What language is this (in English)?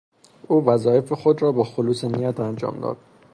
Persian